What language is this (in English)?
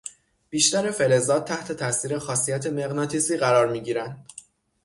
Persian